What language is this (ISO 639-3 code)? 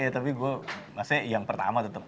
ind